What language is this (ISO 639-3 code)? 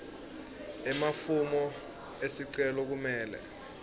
ssw